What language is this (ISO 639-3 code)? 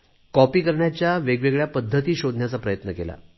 mar